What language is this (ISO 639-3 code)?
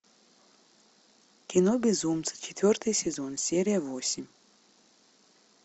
rus